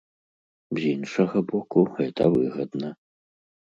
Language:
Belarusian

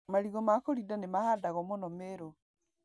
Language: Kikuyu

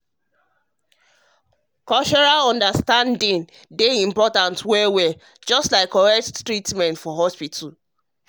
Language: Nigerian Pidgin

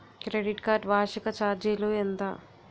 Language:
Telugu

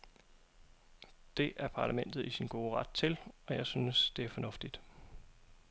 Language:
Danish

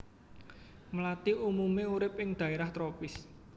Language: Javanese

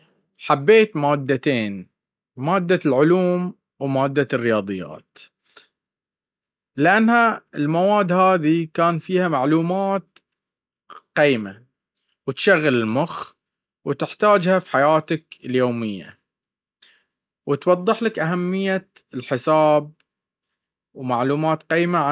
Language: Baharna Arabic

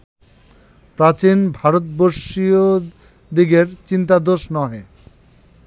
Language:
Bangla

